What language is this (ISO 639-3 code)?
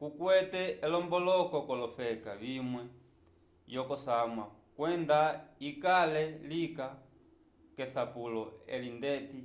umb